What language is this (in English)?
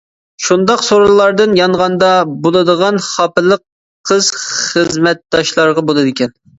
Uyghur